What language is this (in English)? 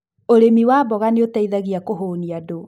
Kikuyu